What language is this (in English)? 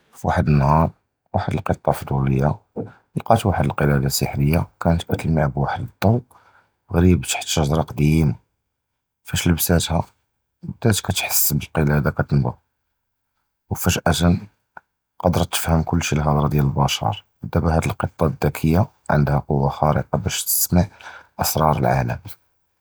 Judeo-Arabic